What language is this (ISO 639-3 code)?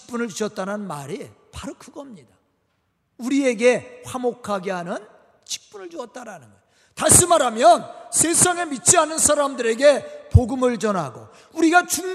kor